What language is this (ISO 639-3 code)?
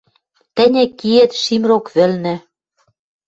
mrj